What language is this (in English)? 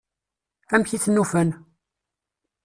Kabyle